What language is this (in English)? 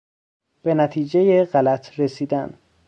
Persian